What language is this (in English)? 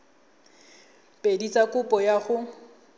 Tswana